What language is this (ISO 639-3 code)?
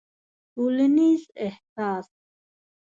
pus